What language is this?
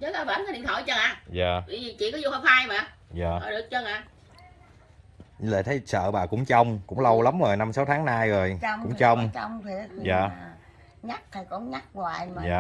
Vietnamese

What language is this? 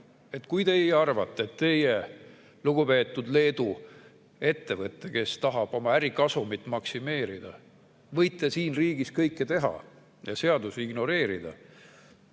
Estonian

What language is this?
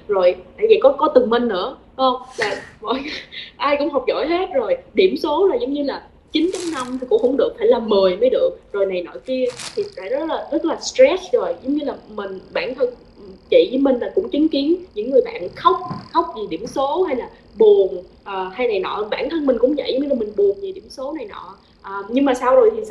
Vietnamese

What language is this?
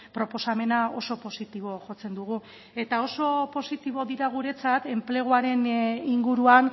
Basque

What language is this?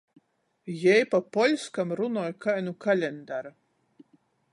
Latgalian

